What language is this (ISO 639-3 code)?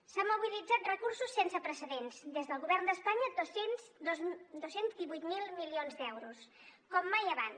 cat